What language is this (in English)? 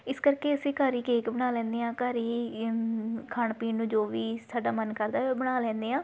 Punjabi